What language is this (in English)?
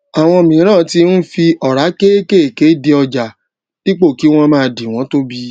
Yoruba